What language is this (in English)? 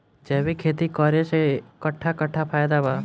Bhojpuri